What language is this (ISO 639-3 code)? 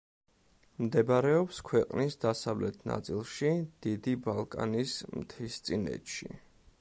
kat